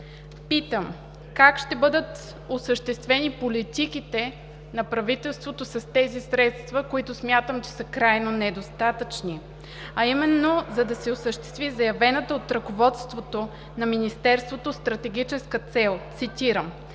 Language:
Bulgarian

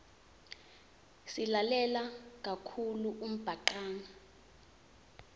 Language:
Swati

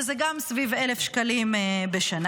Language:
Hebrew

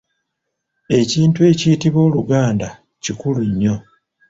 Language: Ganda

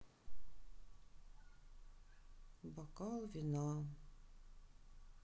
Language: Russian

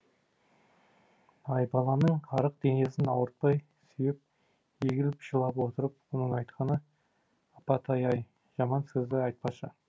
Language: Kazakh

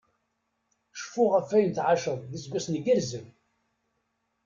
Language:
Kabyle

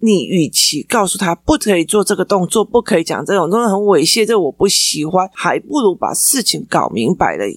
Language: Chinese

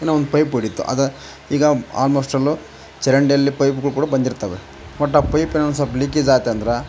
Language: Kannada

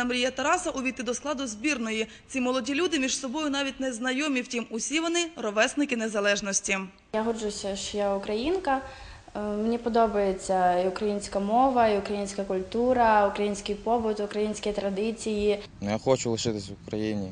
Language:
Ukrainian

